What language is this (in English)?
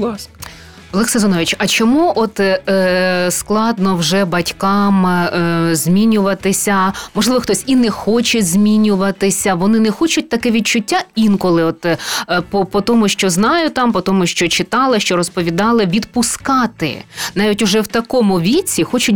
Ukrainian